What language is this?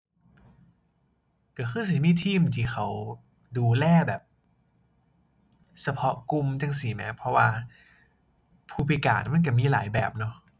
Thai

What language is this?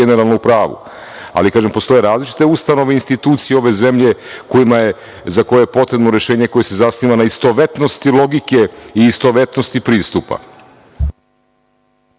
Serbian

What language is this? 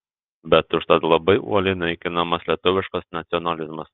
Lithuanian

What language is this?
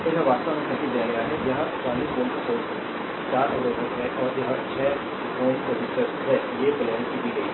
Hindi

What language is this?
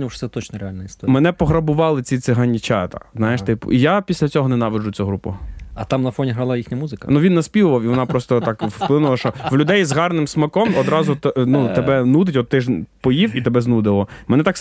Ukrainian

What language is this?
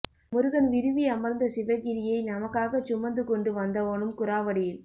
Tamil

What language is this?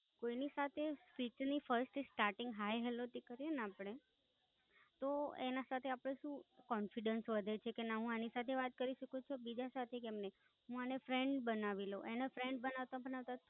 Gujarati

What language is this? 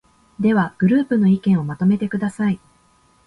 Japanese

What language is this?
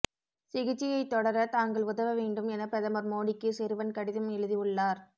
Tamil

